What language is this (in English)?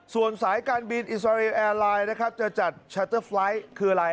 Thai